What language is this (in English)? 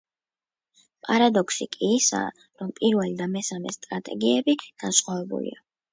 Georgian